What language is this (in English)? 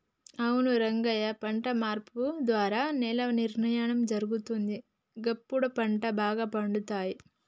Telugu